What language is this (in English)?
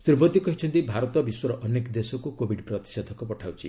Odia